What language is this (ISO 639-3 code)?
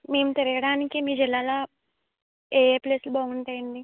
tel